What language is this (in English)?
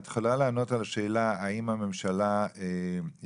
Hebrew